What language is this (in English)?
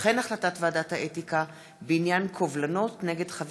Hebrew